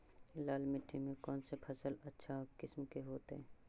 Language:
Magahi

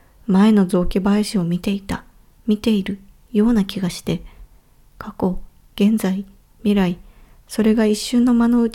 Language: Japanese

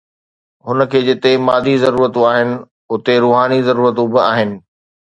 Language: Sindhi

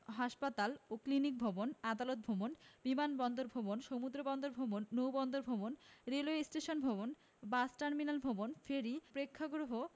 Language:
Bangla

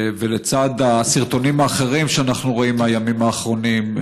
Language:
Hebrew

